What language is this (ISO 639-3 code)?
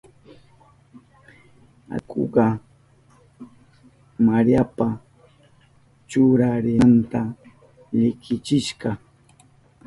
qup